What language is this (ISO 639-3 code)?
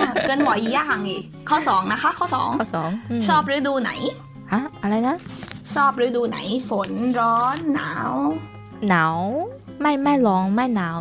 zho